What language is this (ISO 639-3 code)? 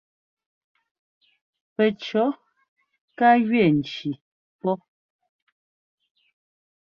jgo